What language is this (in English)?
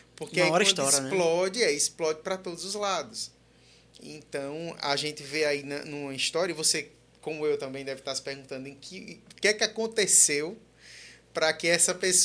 Portuguese